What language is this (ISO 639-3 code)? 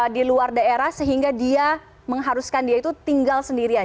ind